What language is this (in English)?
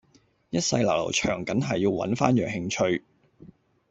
Cantonese